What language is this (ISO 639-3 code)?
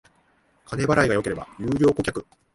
jpn